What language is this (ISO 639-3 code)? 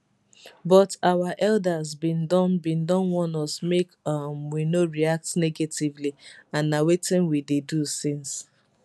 pcm